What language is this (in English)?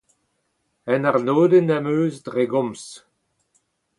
Breton